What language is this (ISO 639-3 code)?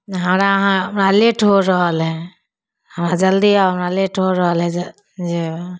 mai